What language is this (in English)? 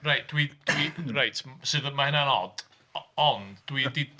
Welsh